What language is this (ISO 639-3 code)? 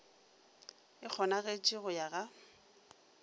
nso